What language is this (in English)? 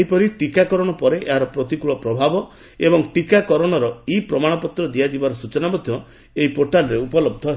Odia